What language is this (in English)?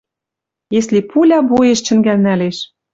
Western Mari